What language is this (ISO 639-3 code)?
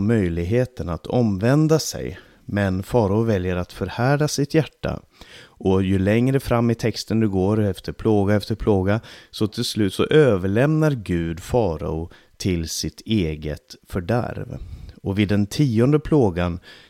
swe